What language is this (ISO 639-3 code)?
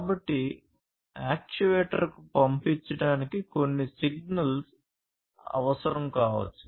tel